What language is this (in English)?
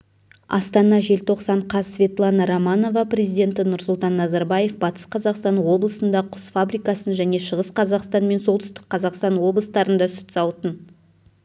Kazakh